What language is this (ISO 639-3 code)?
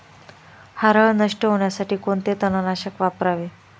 mar